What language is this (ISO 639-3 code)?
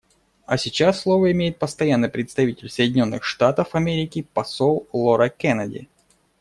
rus